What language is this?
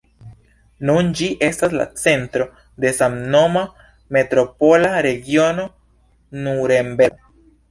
Esperanto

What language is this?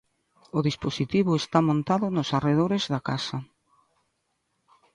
Galician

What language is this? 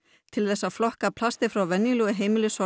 Icelandic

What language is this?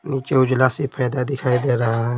Hindi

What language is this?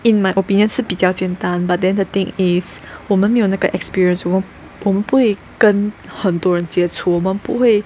English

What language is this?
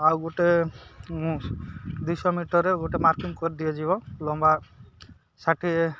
Odia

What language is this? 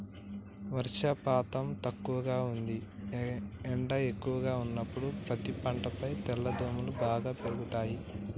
Telugu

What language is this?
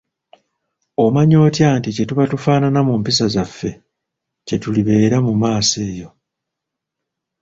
Ganda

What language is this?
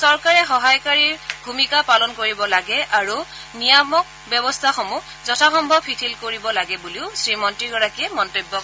Assamese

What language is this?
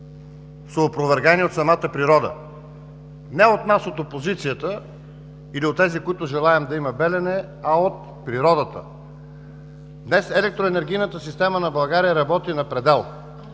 Bulgarian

